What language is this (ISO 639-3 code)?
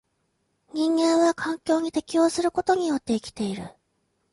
jpn